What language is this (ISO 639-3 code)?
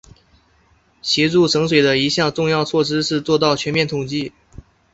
zho